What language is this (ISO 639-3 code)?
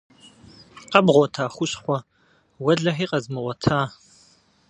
kbd